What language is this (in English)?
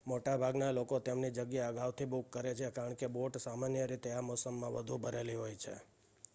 Gujarati